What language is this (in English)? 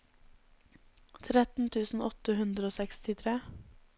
Norwegian